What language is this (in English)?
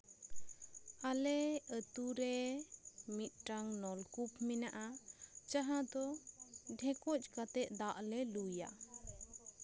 Santali